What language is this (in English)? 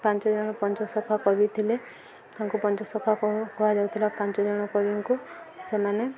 Odia